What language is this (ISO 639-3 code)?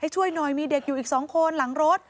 tha